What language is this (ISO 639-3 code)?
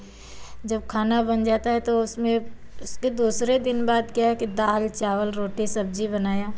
hin